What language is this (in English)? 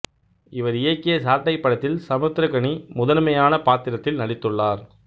Tamil